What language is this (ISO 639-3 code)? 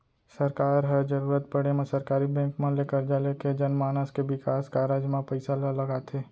hne